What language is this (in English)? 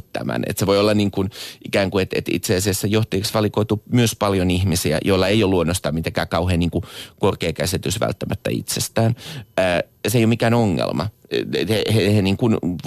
Finnish